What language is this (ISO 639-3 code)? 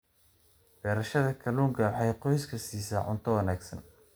som